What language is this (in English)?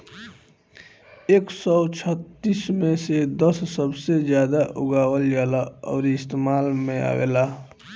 Bhojpuri